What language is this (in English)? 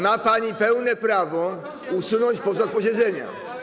Polish